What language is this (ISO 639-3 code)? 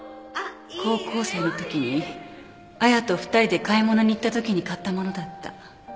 jpn